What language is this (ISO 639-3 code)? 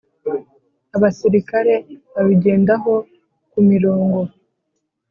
kin